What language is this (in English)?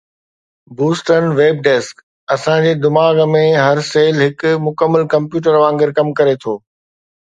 Sindhi